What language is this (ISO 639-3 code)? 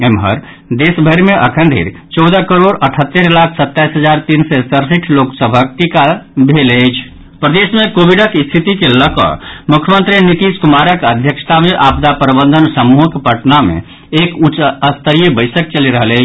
mai